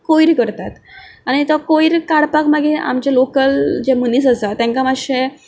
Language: Konkani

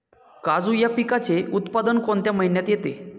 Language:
Marathi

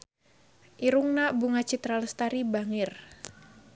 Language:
Sundanese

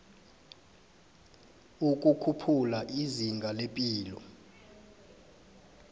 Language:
South Ndebele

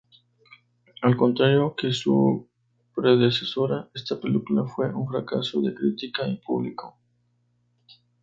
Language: Spanish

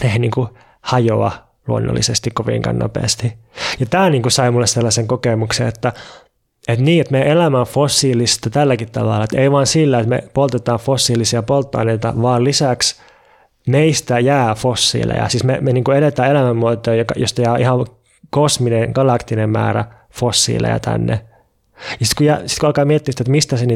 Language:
Finnish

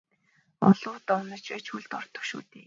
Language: Mongolian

